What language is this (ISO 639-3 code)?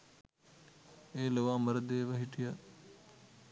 sin